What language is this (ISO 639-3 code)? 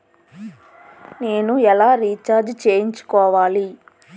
tel